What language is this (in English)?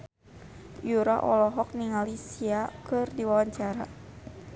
Sundanese